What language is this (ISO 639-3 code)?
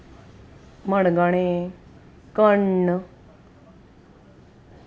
kok